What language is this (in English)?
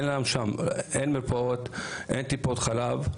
Hebrew